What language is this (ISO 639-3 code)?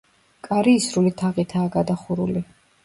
kat